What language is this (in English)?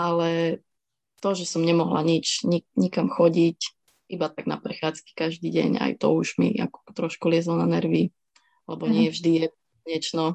Slovak